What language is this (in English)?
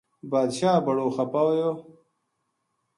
Gujari